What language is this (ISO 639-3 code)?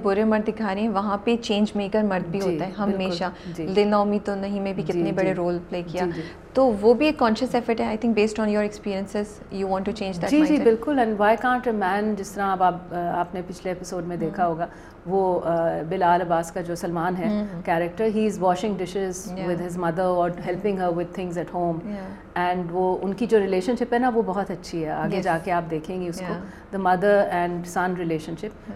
urd